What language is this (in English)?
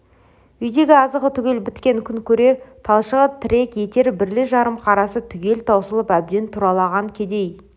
Kazakh